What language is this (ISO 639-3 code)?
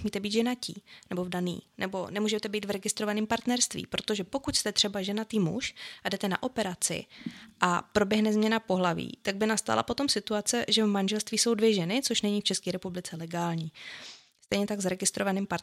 ces